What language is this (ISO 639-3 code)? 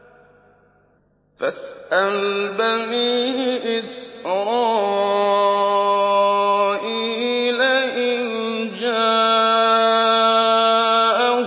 ara